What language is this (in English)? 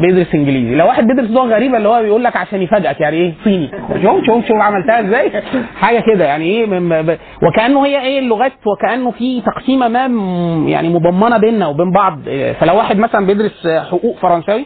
Arabic